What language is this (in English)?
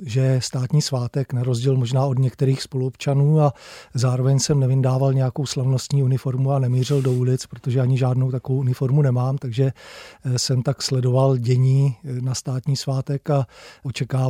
Czech